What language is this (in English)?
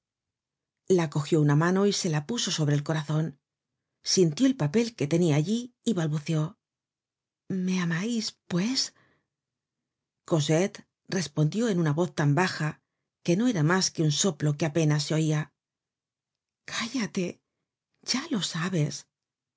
Spanish